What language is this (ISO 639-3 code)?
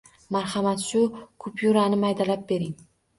uzb